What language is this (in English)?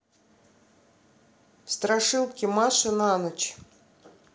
Russian